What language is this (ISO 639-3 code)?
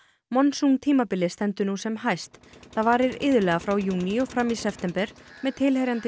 isl